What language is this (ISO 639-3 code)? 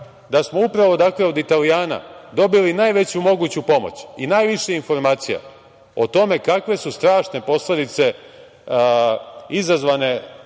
srp